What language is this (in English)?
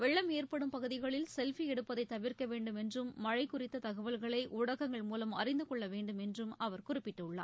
Tamil